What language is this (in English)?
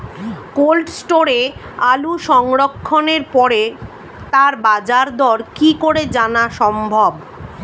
Bangla